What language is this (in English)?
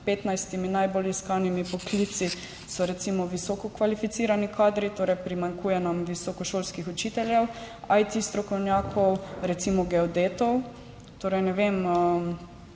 Slovenian